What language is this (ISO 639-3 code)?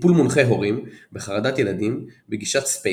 heb